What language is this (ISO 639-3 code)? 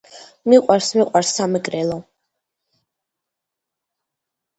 kat